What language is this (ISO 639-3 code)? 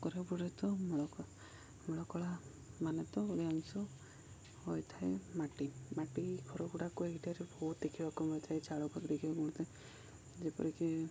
ori